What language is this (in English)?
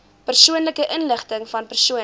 Afrikaans